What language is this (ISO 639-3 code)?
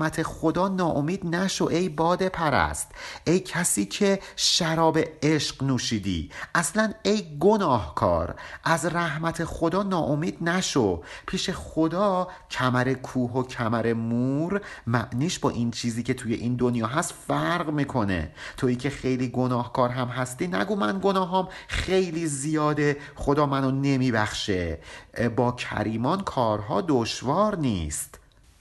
fas